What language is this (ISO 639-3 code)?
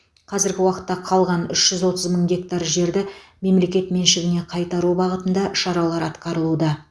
kaz